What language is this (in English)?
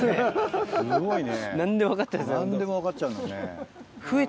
Japanese